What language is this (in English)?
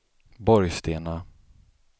Swedish